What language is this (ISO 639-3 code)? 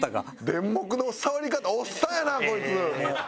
jpn